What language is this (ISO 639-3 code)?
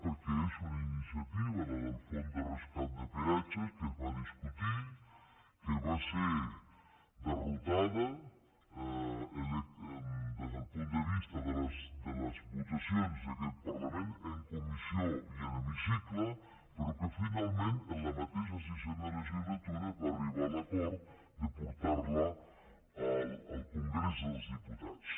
cat